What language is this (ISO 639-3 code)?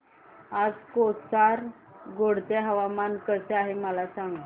mar